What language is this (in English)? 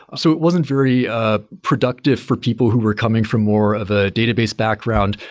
English